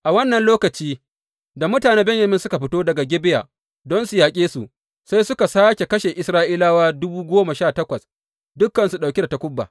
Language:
Hausa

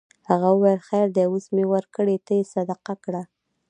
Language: Pashto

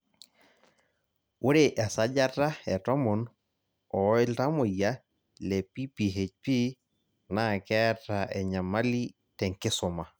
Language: Masai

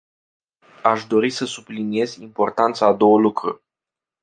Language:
Romanian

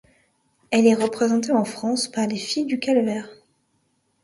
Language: French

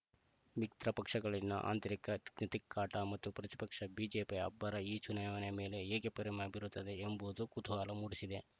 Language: Kannada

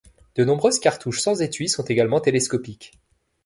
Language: French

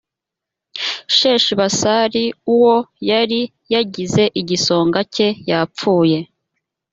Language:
Kinyarwanda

